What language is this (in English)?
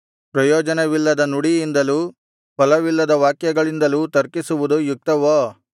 Kannada